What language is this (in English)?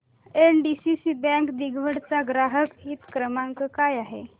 Marathi